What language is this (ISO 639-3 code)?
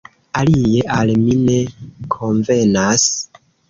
epo